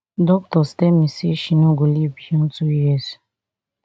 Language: Nigerian Pidgin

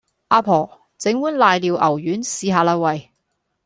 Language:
Cantonese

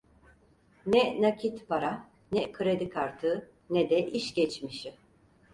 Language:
Turkish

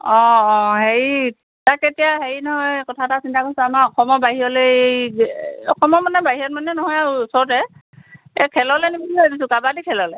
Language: Assamese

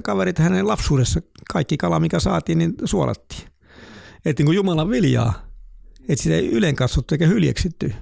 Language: Finnish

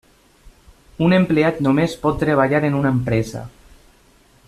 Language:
Catalan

